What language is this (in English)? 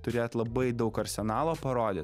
Lithuanian